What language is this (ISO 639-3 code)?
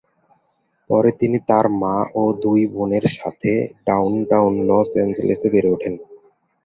ben